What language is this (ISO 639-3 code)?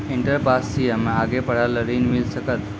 mai